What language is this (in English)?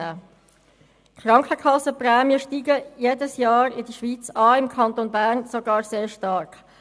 Swiss German